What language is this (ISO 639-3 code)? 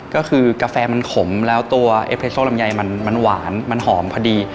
tha